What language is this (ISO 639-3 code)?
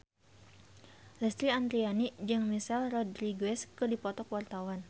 sun